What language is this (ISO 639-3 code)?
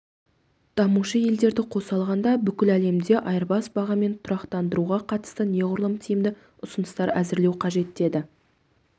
kaz